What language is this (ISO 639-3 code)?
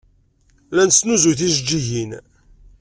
kab